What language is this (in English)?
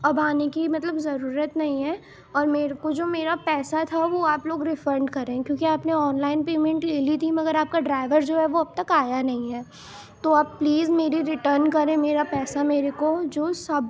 Urdu